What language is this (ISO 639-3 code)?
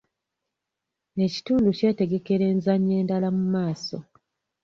lug